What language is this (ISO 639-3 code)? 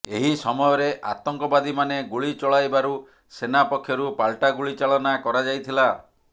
ori